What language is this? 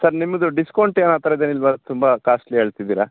Kannada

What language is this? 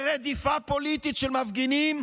Hebrew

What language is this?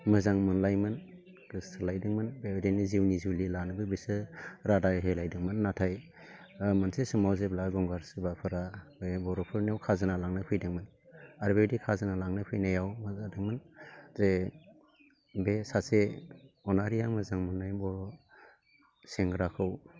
Bodo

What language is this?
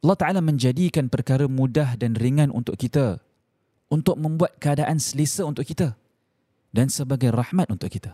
Malay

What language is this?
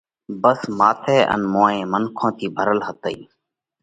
Parkari Koli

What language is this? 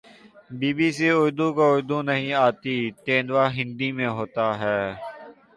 Urdu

